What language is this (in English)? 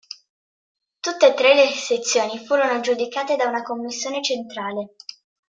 Italian